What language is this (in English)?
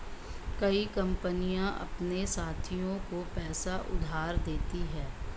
Hindi